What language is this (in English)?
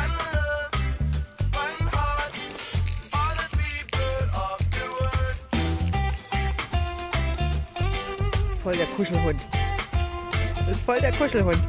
Dutch